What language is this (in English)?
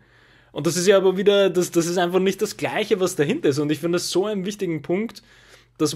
German